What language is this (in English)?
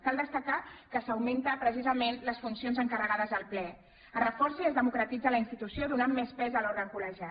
Catalan